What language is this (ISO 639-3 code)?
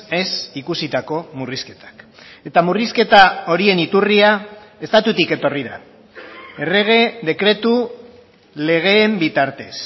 eus